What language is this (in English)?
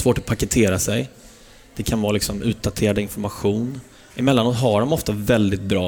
Swedish